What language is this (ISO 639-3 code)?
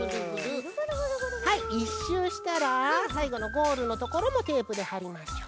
jpn